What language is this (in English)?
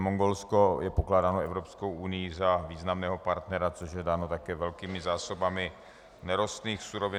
Czech